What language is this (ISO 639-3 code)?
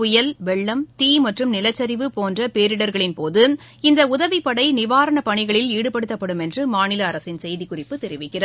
tam